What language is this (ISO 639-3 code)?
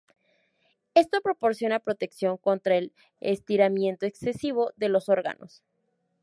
spa